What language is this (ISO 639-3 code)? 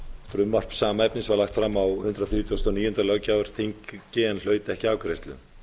isl